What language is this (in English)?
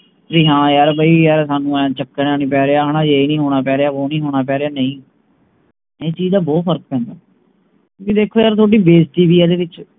Punjabi